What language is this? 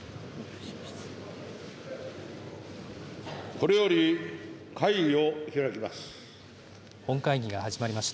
Japanese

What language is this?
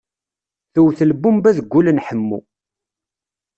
Kabyle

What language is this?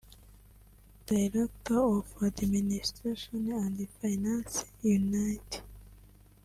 Kinyarwanda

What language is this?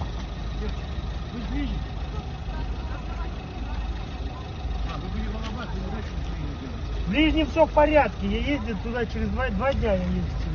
Russian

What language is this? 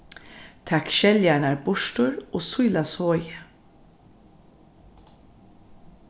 Faroese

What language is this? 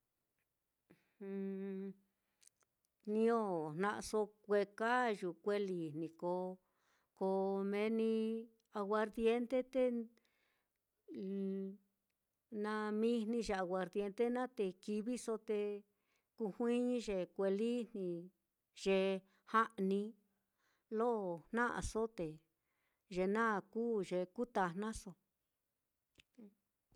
Mitlatongo Mixtec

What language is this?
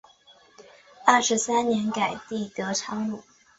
Chinese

